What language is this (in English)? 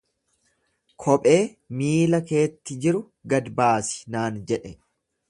Oromo